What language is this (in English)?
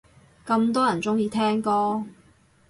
Cantonese